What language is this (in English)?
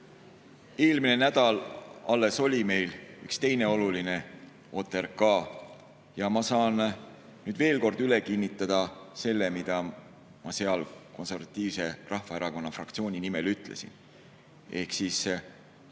Estonian